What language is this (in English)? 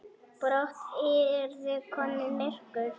Icelandic